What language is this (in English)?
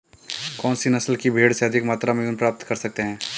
Hindi